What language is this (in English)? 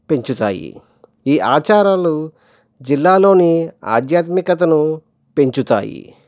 Telugu